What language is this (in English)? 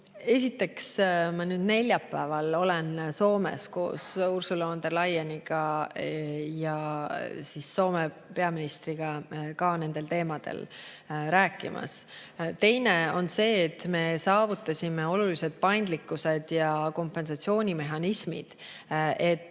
Estonian